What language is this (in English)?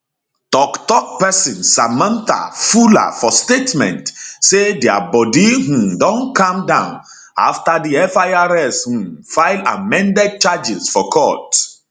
Nigerian Pidgin